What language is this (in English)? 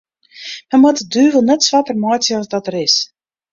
Western Frisian